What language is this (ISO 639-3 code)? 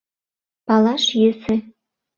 chm